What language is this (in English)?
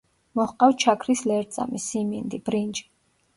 Georgian